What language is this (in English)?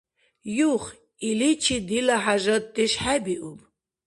Dargwa